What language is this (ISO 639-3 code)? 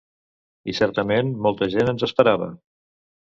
cat